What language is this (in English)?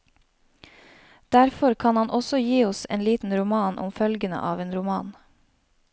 Norwegian